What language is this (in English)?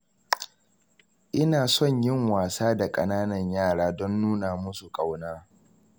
Hausa